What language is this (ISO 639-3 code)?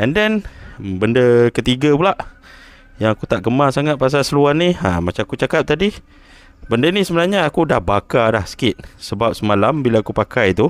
msa